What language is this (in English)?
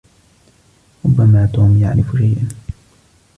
Arabic